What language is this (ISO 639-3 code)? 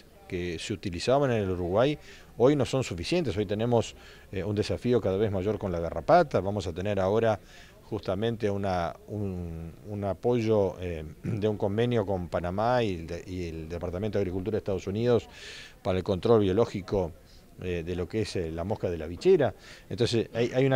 spa